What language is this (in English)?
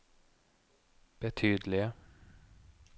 Norwegian